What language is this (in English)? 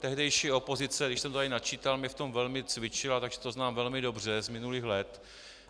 Czech